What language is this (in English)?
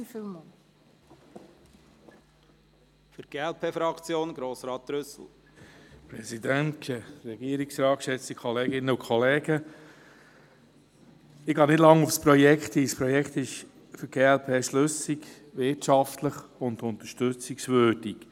Swiss German